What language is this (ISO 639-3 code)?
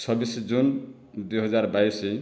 ori